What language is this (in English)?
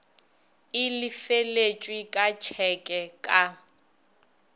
Northern Sotho